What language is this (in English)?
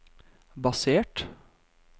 Norwegian